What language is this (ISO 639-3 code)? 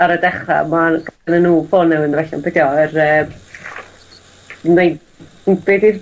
cym